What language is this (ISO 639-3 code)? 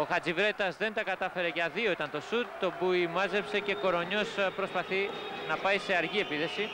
ell